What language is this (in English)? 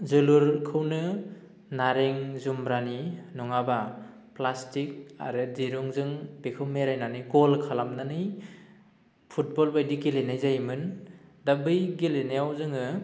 Bodo